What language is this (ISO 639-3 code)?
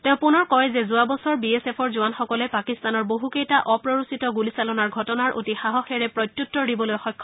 asm